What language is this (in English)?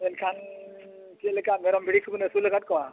Santali